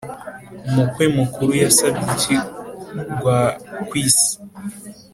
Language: Kinyarwanda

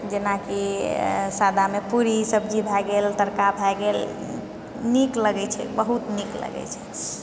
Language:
Maithili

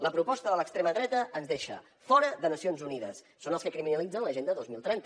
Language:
Catalan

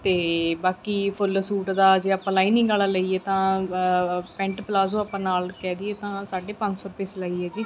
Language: Punjabi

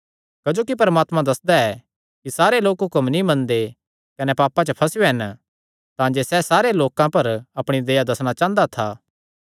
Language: Kangri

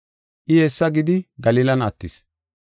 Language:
Gofa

